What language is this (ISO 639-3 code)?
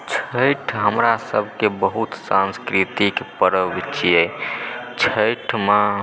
mai